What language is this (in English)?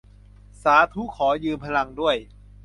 Thai